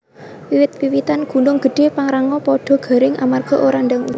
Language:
Javanese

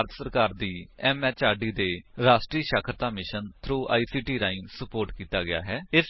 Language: Punjabi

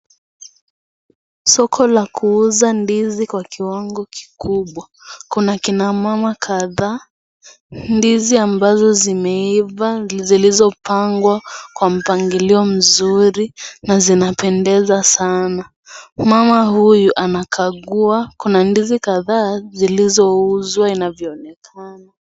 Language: Swahili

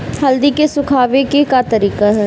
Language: Bhojpuri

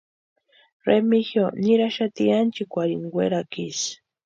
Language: Western Highland Purepecha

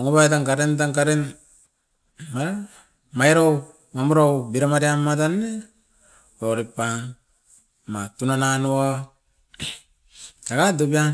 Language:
Askopan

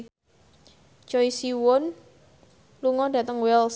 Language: Javanese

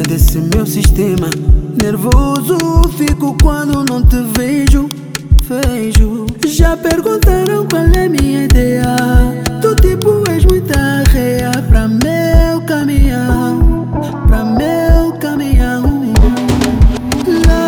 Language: Portuguese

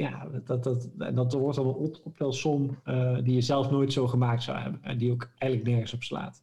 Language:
Dutch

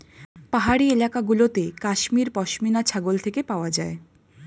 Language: Bangla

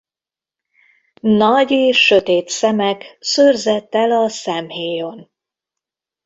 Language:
Hungarian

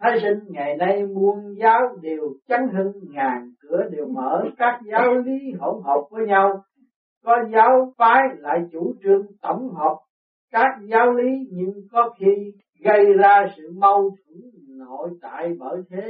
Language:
Vietnamese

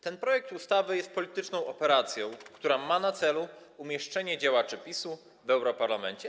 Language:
Polish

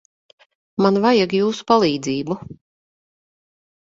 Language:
Latvian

